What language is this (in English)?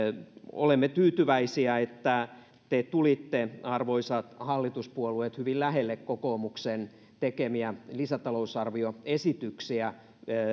Finnish